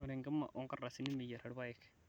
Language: Masai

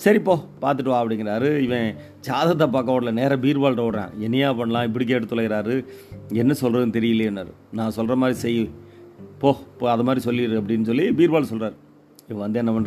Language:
Tamil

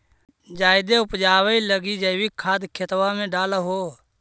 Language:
Magahi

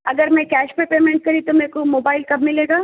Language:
Urdu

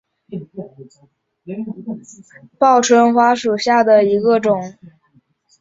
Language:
Chinese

